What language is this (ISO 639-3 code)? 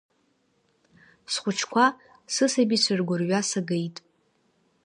abk